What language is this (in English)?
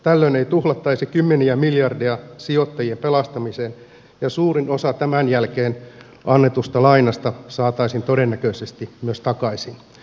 Finnish